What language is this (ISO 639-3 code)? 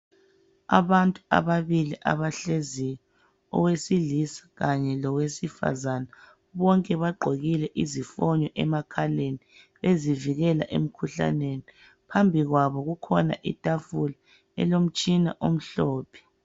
nde